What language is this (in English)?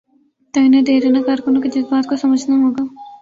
Urdu